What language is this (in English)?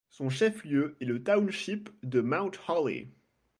French